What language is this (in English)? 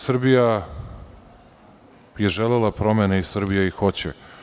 Serbian